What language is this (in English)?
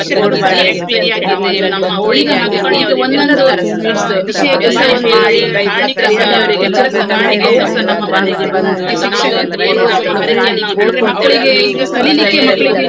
Kannada